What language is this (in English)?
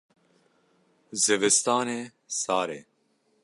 Kurdish